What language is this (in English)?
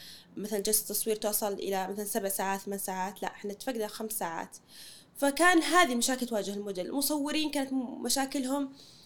Arabic